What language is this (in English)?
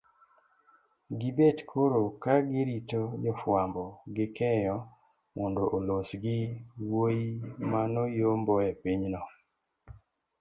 Luo (Kenya and Tanzania)